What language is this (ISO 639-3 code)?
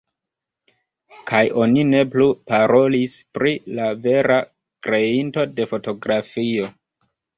epo